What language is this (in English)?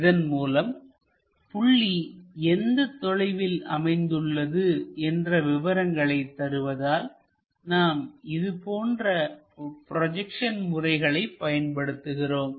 Tamil